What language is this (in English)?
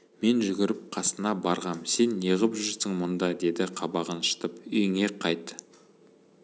Kazakh